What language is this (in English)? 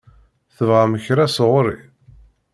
Kabyle